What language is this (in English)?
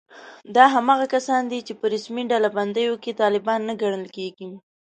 Pashto